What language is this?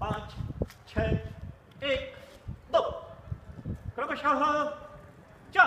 Swedish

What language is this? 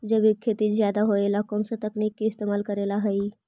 Magahi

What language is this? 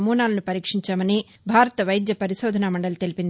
Telugu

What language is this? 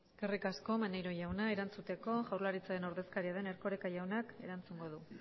Basque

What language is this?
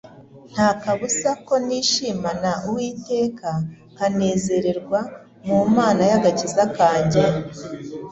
Kinyarwanda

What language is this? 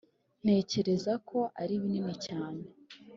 Kinyarwanda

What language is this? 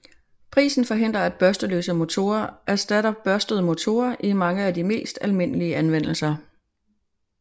Danish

